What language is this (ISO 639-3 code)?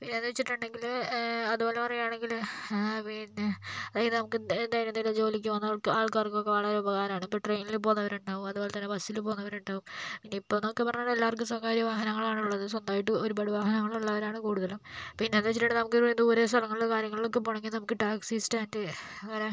mal